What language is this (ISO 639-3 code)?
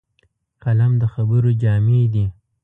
pus